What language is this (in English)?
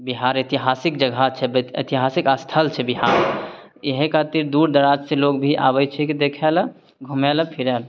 Maithili